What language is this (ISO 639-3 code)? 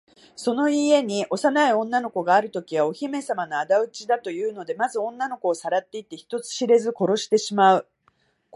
jpn